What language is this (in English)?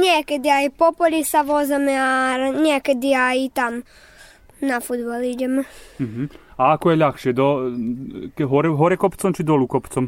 Slovak